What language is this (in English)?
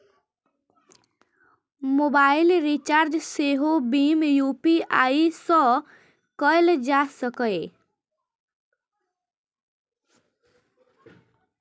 Maithili